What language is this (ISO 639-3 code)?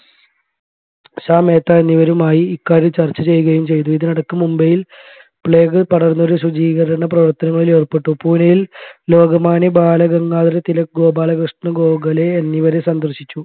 mal